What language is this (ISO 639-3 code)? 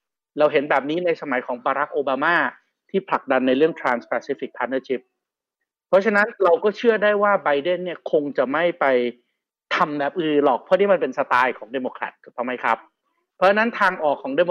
tha